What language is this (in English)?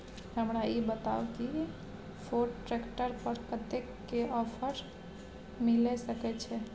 Maithili